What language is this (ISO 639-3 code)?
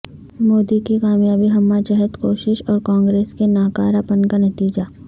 urd